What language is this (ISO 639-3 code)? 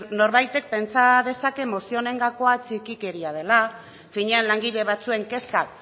eus